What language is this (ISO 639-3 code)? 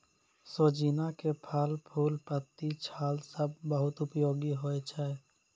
mai